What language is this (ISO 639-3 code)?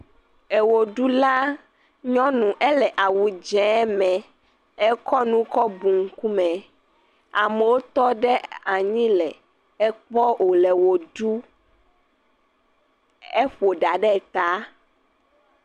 ewe